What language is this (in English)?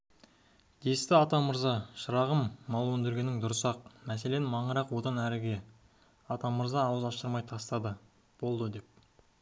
Kazakh